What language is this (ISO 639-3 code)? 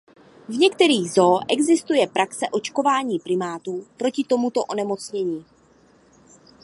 ces